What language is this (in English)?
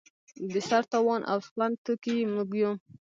Pashto